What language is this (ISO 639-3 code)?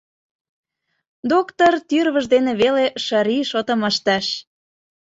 chm